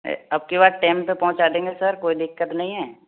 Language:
Hindi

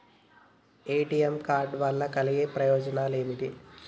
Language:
Telugu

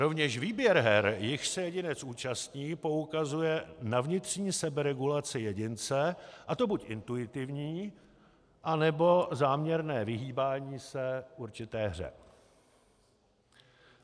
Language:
Czech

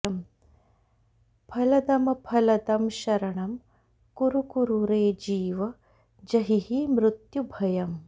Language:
Sanskrit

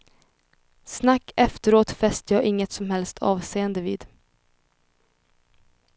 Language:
Swedish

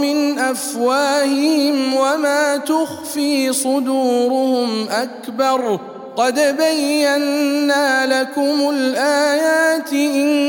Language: Arabic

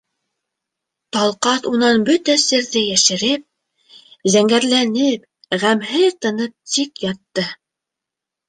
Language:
Bashkir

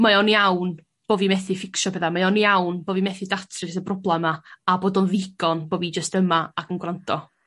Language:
Welsh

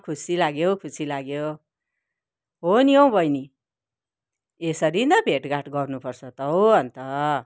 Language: Nepali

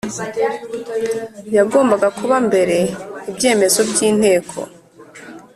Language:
Kinyarwanda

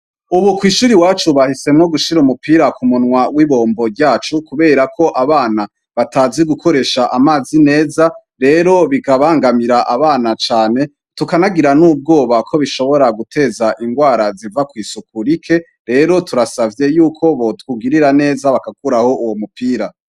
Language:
Rundi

